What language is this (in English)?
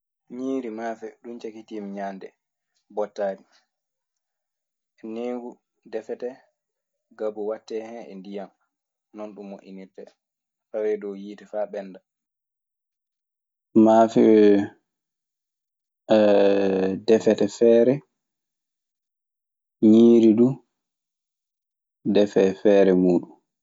Maasina Fulfulde